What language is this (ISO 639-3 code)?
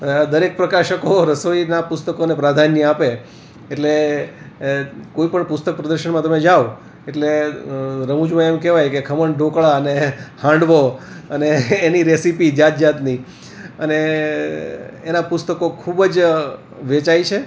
guj